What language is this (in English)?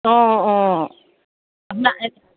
Assamese